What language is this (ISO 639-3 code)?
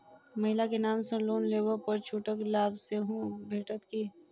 mai